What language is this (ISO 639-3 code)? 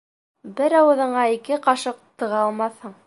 bak